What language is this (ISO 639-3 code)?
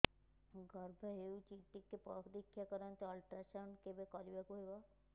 ori